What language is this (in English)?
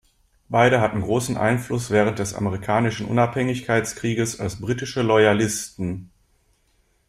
German